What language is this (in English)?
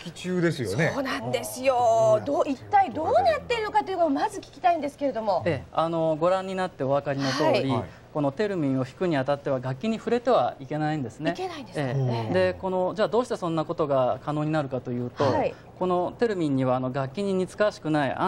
Japanese